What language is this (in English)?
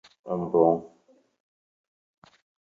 Central Kurdish